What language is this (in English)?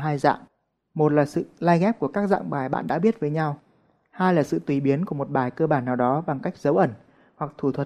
Vietnamese